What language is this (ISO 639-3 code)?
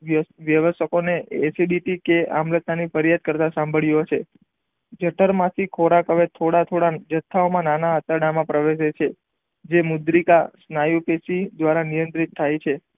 guj